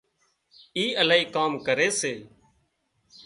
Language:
Wadiyara Koli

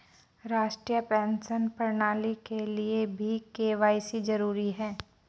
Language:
Hindi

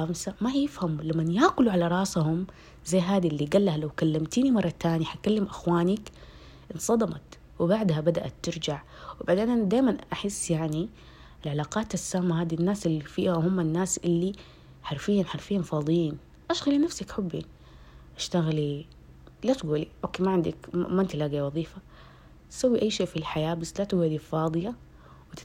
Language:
Arabic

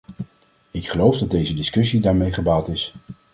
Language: Dutch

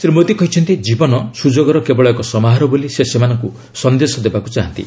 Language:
Odia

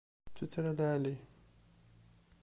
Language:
Kabyle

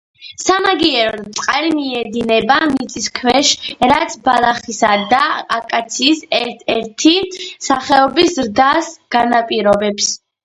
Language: Georgian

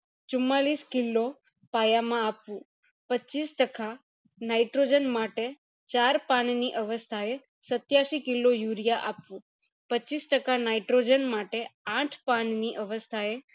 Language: Gujarati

